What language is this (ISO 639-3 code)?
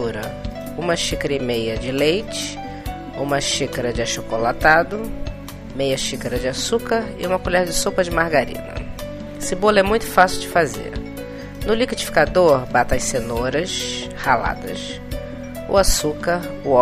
por